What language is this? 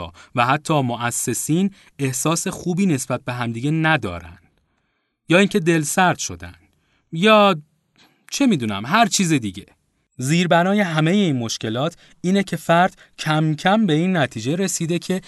Persian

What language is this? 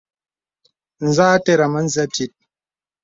Bebele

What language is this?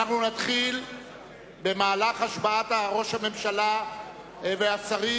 Hebrew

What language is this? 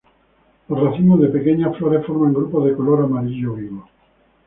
Spanish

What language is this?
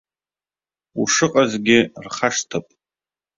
Abkhazian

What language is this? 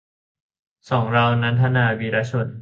Thai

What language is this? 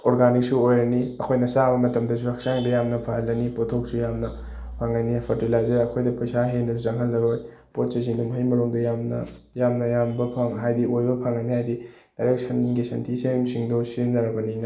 Manipuri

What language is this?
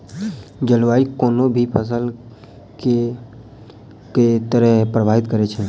Maithili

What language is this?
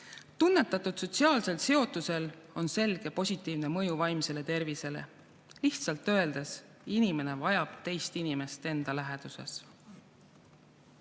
Estonian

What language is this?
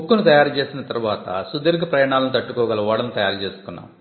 Telugu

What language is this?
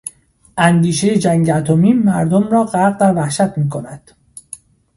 Persian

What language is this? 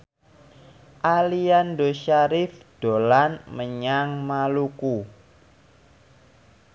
Javanese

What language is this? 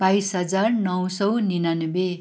Nepali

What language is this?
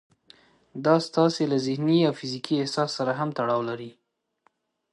Pashto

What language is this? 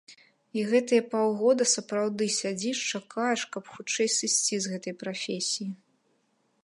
Belarusian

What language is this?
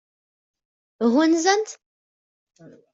Kabyle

